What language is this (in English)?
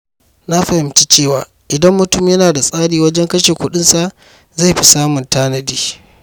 Hausa